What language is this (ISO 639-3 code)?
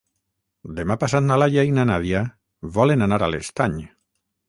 cat